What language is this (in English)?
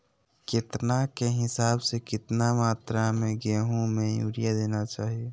Magahi